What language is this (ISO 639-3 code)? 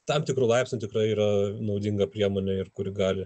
lit